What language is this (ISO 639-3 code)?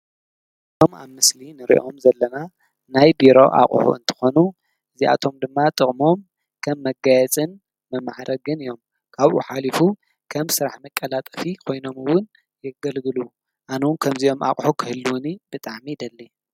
tir